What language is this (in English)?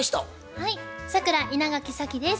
Japanese